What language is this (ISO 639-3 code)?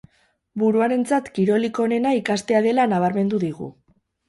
eus